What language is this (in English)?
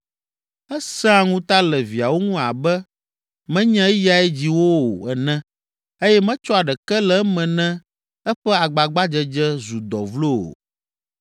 Ewe